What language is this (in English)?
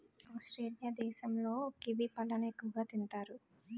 Telugu